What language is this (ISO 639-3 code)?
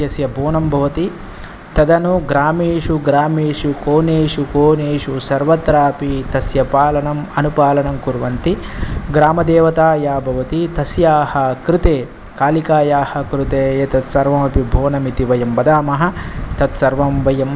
san